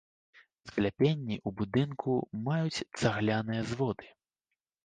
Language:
Belarusian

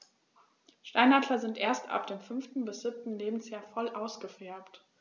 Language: German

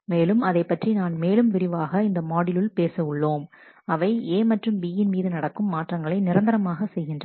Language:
Tamil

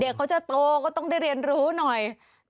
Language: Thai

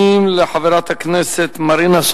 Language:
Hebrew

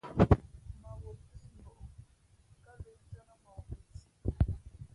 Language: Fe'fe'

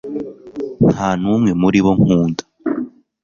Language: Kinyarwanda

